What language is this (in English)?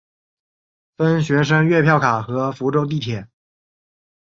Chinese